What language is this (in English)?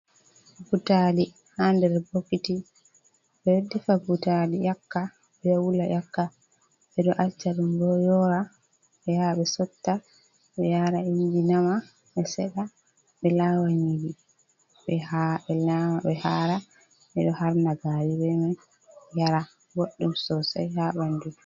Fula